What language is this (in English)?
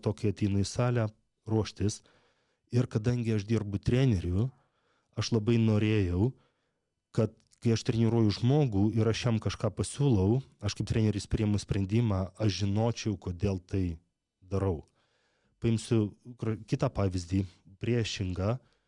Lithuanian